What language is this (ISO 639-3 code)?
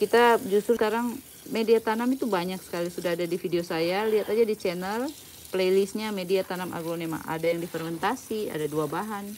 ind